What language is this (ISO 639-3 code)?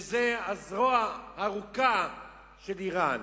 heb